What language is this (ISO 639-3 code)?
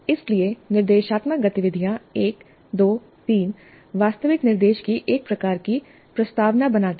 hin